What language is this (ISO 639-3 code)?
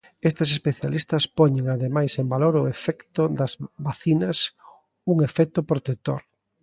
glg